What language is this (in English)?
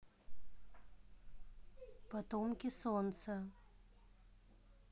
Russian